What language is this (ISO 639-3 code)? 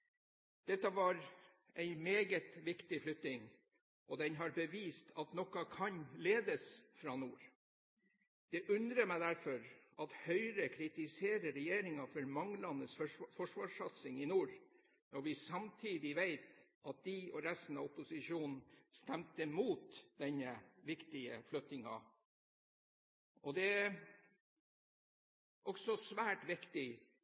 nob